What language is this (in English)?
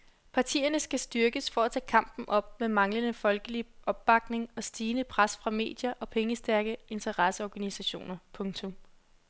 Danish